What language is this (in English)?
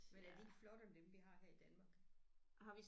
Danish